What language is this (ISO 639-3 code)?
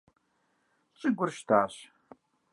kbd